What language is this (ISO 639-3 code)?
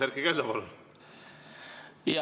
est